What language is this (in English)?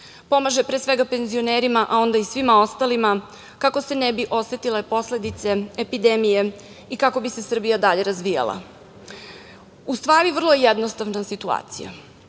Serbian